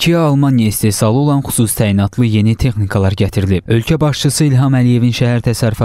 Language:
Turkish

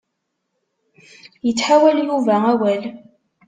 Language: Kabyle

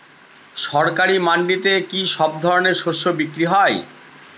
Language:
Bangla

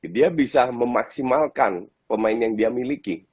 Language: Indonesian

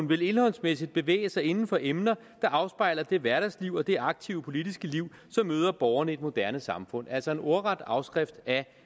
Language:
Danish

